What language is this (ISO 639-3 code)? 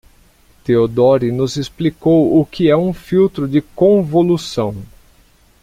por